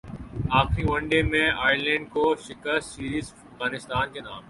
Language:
Urdu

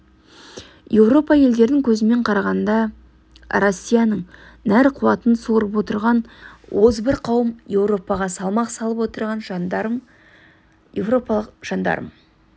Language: Kazakh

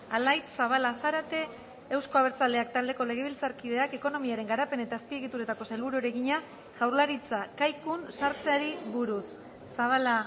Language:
Basque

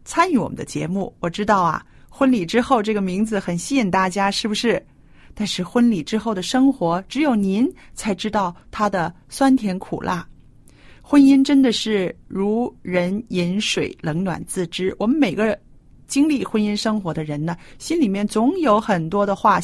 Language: Chinese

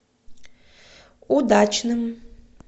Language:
Russian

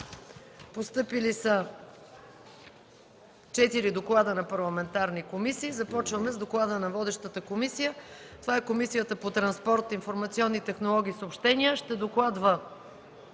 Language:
Bulgarian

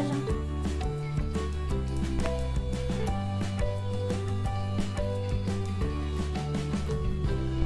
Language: Portuguese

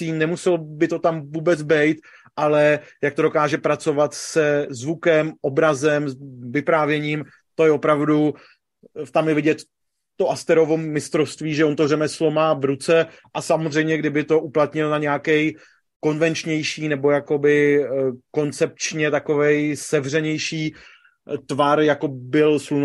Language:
Czech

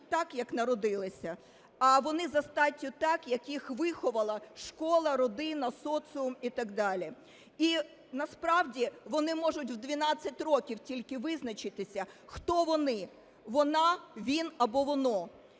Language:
Ukrainian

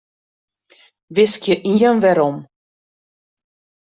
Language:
Western Frisian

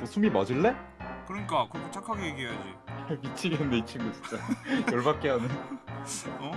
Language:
Korean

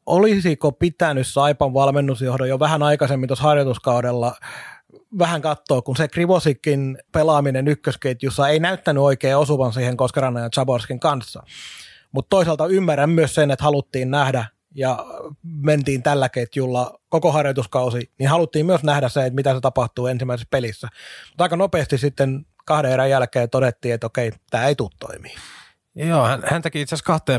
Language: Finnish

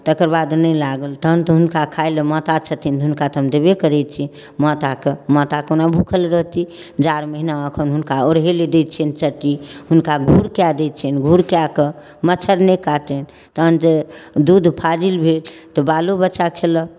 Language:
Maithili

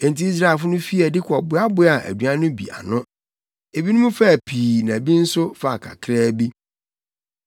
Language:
Akan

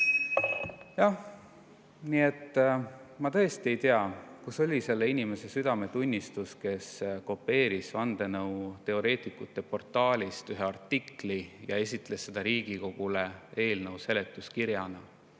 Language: Estonian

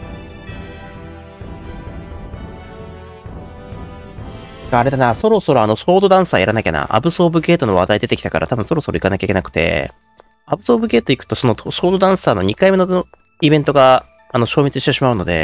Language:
Japanese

